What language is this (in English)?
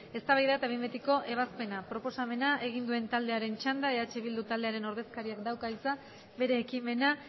Basque